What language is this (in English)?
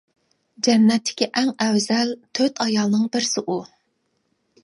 Uyghur